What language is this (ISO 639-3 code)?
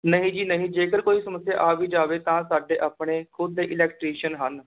pan